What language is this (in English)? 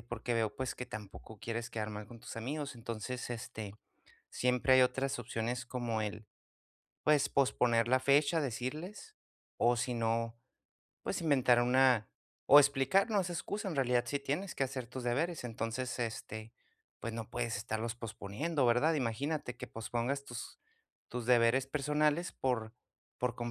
Spanish